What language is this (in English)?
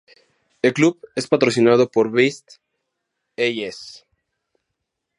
Spanish